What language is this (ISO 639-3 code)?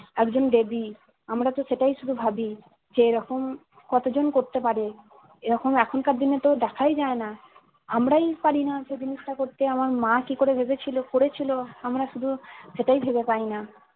ben